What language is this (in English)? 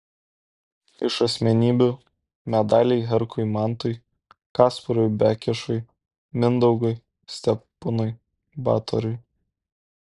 Lithuanian